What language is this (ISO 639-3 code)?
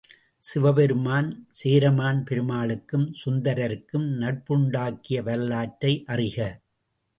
tam